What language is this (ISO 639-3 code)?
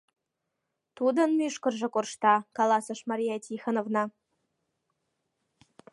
chm